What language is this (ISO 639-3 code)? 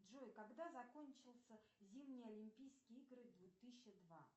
rus